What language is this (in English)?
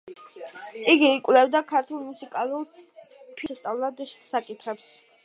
Georgian